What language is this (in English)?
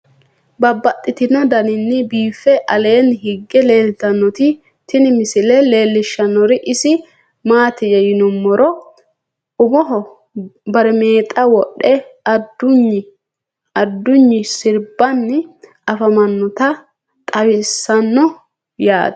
Sidamo